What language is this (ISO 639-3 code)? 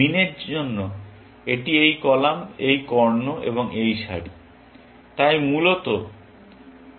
ben